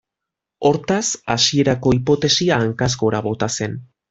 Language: Basque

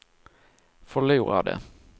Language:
Swedish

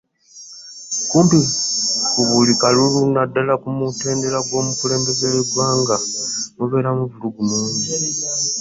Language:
Ganda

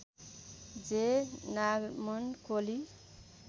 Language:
Nepali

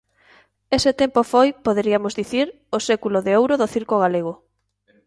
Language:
Galician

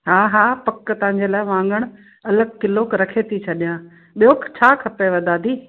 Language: Sindhi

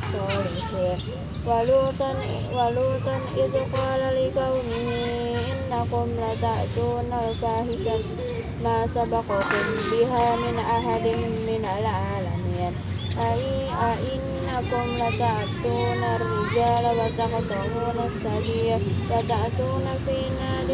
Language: Indonesian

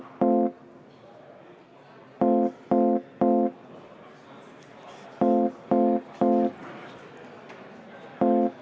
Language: Estonian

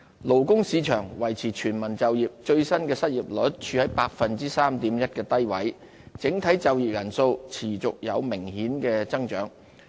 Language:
Cantonese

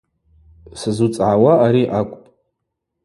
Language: Abaza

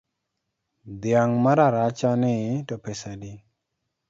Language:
Luo (Kenya and Tanzania)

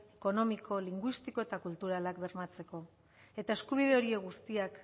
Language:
Basque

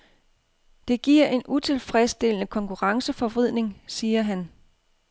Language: Danish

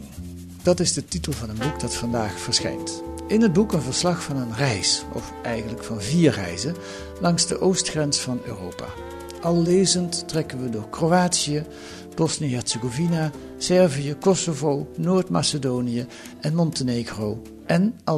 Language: Dutch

